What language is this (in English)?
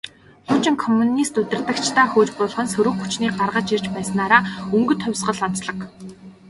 Mongolian